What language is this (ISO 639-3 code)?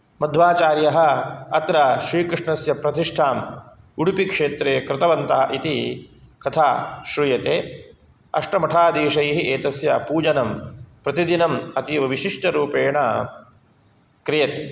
san